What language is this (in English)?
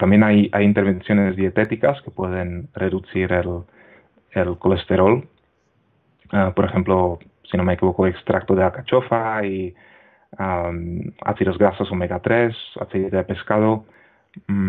Spanish